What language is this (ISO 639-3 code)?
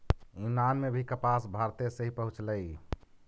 mag